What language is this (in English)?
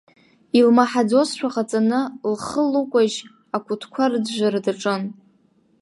Abkhazian